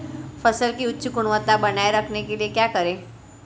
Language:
Hindi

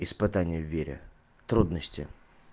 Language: Russian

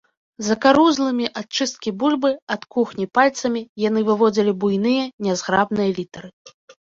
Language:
Belarusian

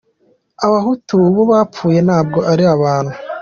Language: Kinyarwanda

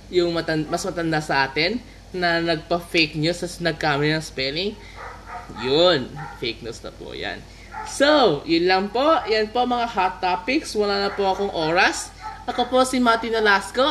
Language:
Filipino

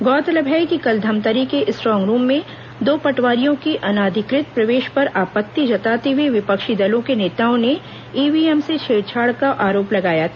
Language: Hindi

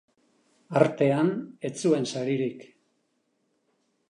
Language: Basque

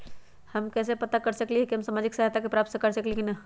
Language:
Magahi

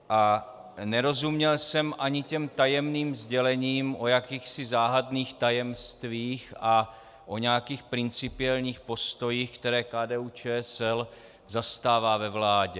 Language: Czech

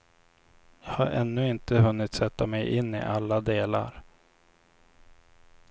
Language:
Swedish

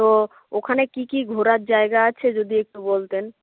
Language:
Bangla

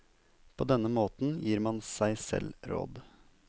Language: Norwegian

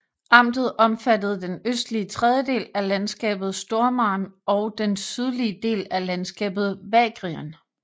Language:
Danish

